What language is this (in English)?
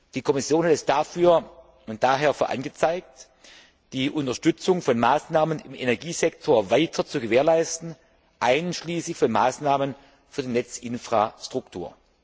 German